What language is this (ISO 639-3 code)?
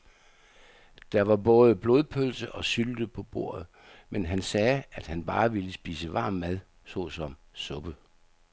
dan